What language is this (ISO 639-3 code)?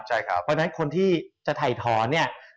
tha